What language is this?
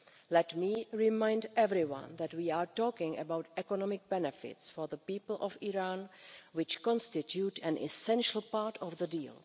English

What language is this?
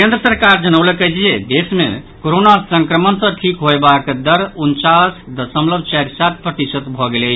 Maithili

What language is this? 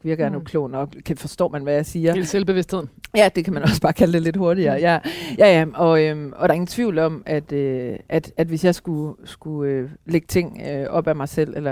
Danish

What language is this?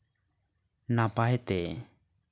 Santali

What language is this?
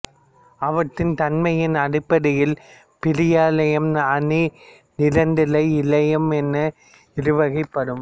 Tamil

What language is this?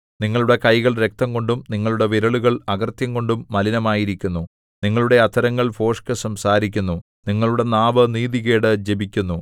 Malayalam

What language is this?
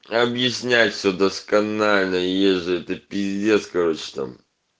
Russian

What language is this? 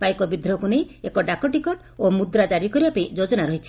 Odia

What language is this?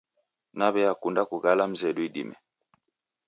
Taita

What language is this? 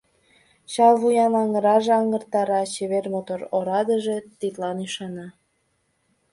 Mari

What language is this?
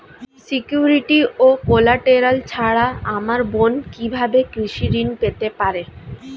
Bangla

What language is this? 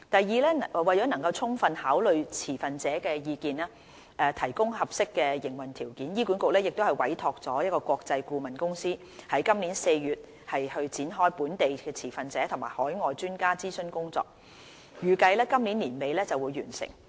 Cantonese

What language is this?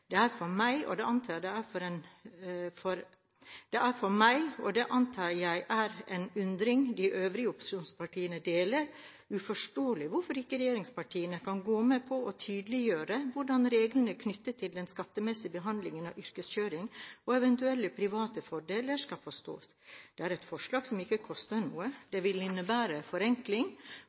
Norwegian Bokmål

